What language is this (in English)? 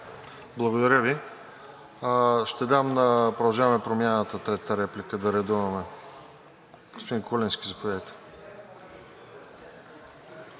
Bulgarian